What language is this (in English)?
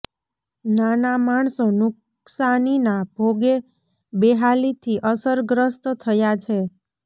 Gujarati